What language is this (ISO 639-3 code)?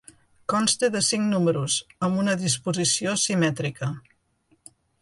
cat